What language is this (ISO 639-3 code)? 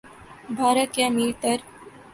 urd